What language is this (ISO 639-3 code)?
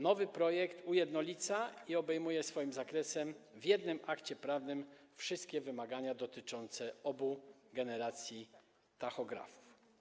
pol